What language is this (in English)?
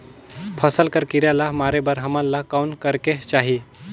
Chhattisgarhi